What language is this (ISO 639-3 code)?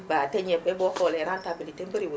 wol